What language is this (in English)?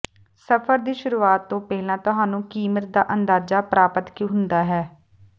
Punjabi